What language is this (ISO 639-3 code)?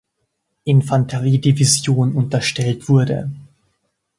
deu